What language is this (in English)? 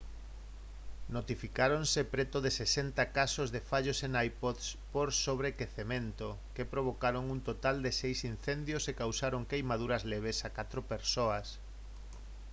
Galician